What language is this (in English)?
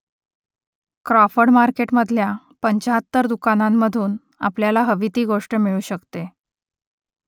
Marathi